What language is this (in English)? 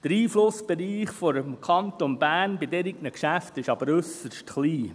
Swiss German